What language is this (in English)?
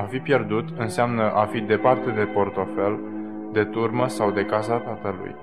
Romanian